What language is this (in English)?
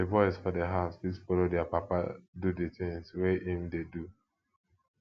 Nigerian Pidgin